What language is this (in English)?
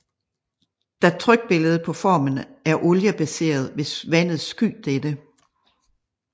Danish